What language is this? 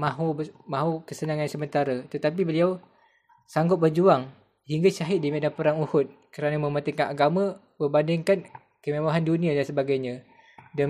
Malay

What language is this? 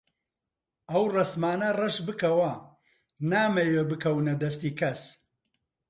Central Kurdish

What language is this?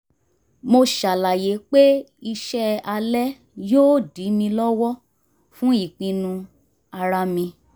Yoruba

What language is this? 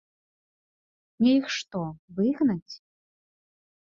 Belarusian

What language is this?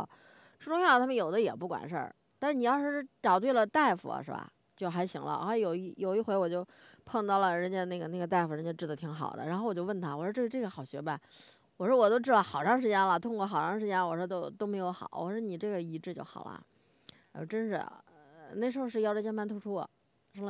Chinese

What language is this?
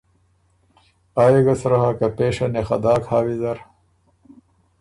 Ormuri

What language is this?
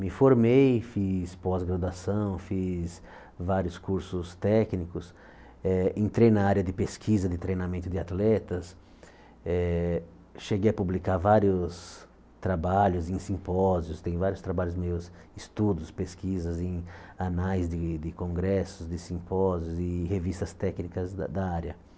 Portuguese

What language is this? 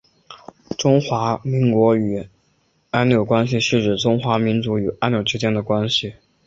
Chinese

